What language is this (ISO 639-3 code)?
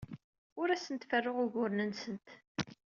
kab